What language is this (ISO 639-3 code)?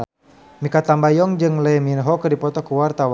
sun